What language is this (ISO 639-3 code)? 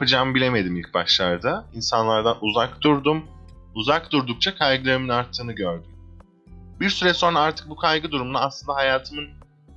tur